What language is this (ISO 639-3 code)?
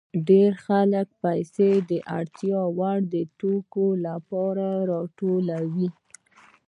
pus